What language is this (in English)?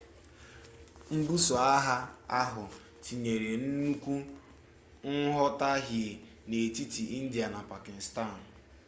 Igbo